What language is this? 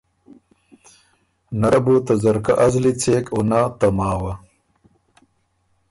Ormuri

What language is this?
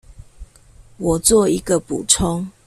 Chinese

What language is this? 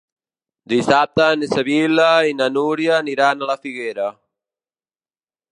Catalan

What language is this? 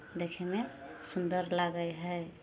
Maithili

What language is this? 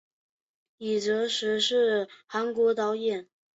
Chinese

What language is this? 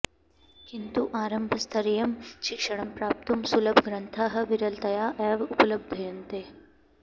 Sanskrit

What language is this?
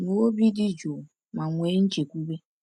Igbo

